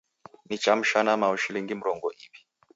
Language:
Taita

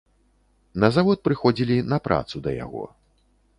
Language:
Belarusian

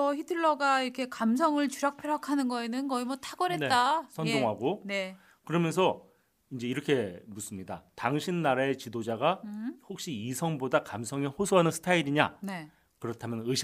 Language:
Korean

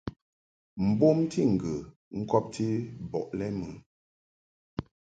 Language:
Mungaka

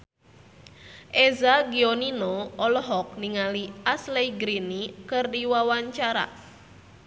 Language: Sundanese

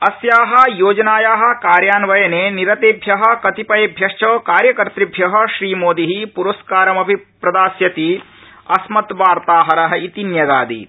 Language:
Sanskrit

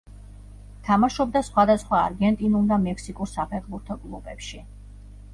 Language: Georgian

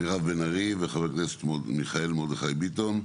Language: Hebrew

